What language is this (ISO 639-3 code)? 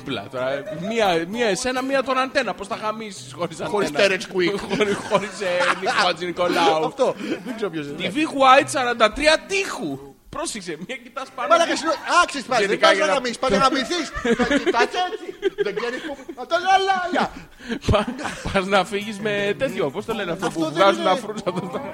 ell